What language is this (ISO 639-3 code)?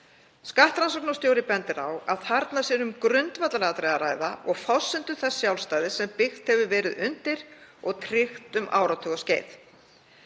isl